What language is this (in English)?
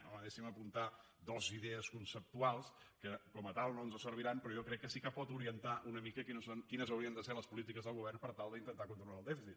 Catalan